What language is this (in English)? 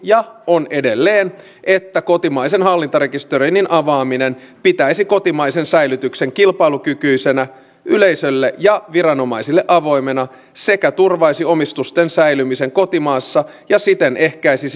Finnish